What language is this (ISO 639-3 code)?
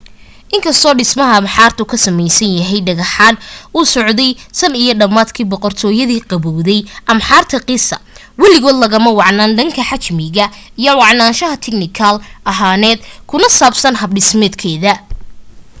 som